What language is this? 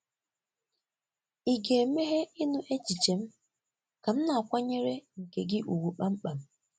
Igbo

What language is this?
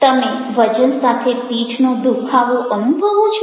Gujarati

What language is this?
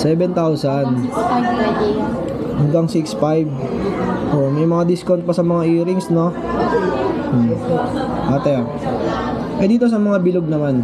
Filipino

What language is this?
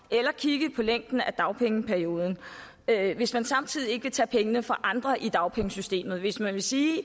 Danish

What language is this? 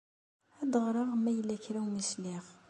Kabyle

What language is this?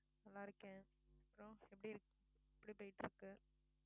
Tamil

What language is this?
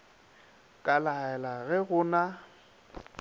Northern Sotho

